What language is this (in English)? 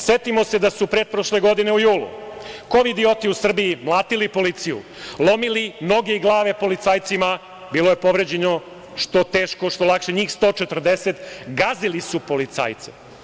Serbian